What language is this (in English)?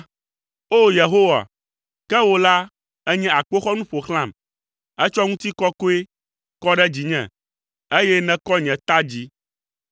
Ewe